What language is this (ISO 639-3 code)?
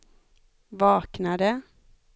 swe